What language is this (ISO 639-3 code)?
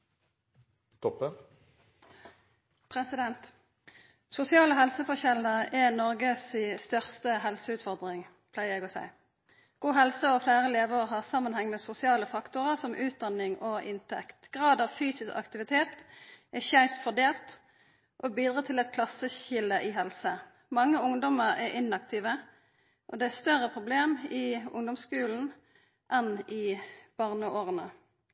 nno